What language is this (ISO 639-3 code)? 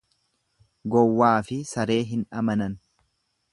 orm